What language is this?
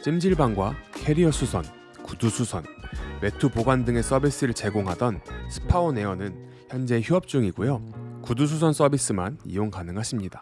Korean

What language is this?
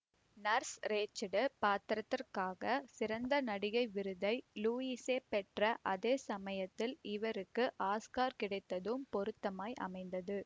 Tamil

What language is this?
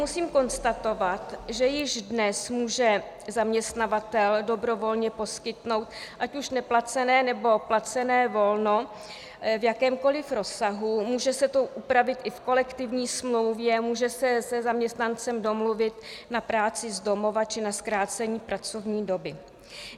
Czech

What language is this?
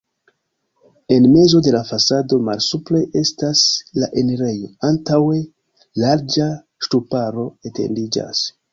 Esperanto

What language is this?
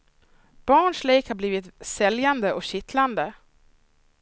Swedish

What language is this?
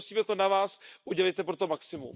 Czech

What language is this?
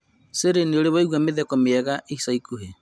Kikuyu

